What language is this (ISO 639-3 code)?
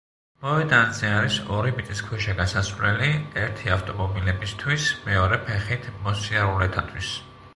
kat